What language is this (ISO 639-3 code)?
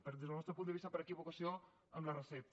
cat